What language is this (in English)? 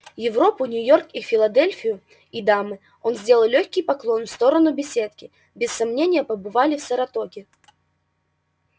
Russian